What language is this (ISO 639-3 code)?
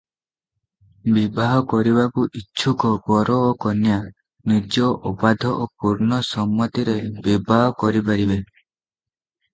ori